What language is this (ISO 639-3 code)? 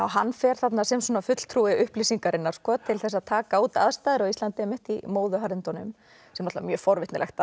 isl